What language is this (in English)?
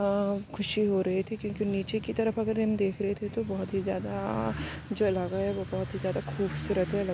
Urdu